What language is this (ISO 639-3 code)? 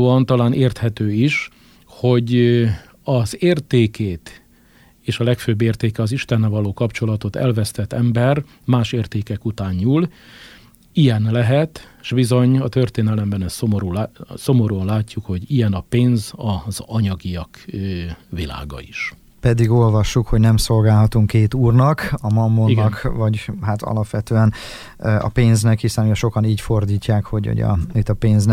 hun